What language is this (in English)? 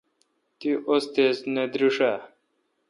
Kalkoti